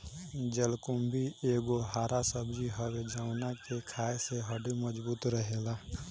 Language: Bhojpuri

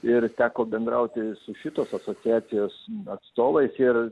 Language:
Lithuanian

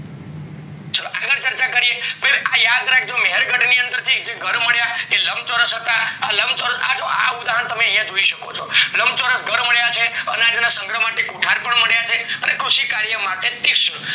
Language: Gujarati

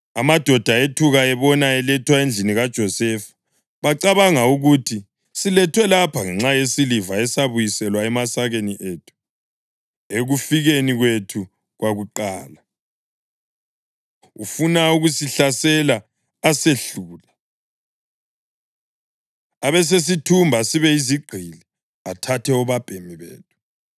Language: North Ndebele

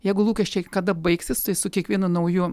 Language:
Lithuanian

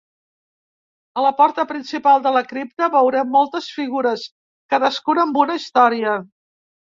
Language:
Catalan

